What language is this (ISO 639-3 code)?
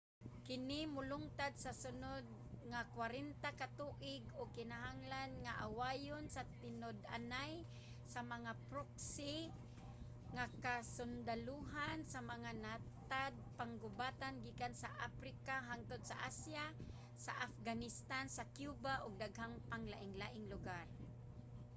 ceb